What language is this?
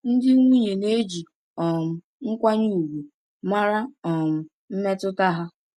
Igbo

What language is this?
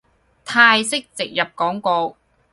Cantonese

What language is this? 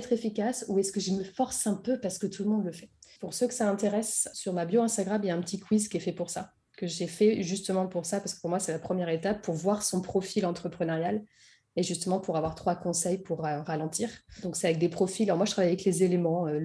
French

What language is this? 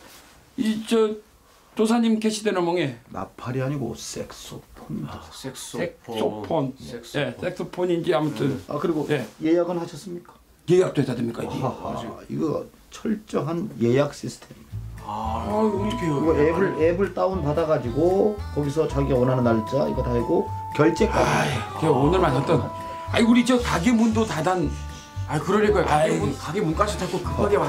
Korean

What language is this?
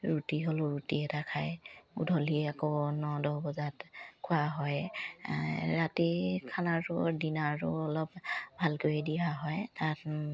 Assamese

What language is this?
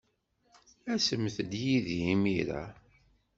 Kabyle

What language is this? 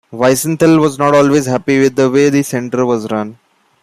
English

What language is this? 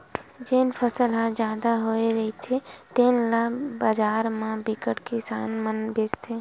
Chhattisgarhi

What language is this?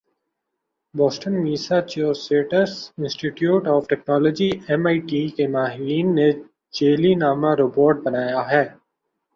Urdu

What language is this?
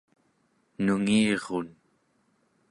Central Yupik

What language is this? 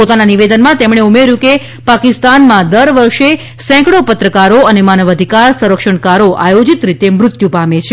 Gujarati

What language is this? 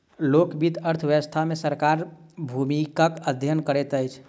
Maithili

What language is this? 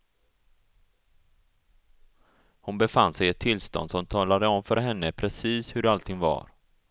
Swedish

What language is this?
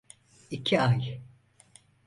Turkish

